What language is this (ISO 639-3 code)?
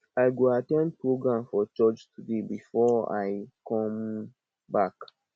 pcm